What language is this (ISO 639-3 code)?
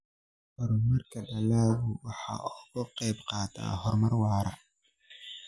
som